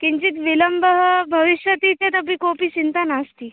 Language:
Sanskrit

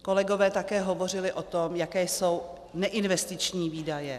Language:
Czech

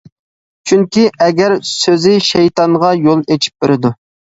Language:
Uyghur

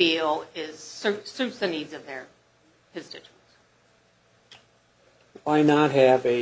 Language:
English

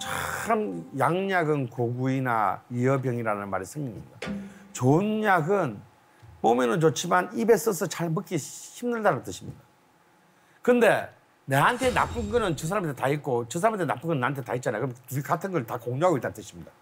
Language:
Korean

